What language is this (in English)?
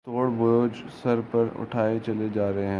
Urdu